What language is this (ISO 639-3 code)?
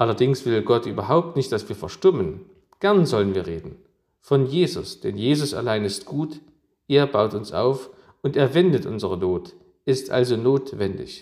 deu